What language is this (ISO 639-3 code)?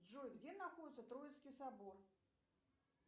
rus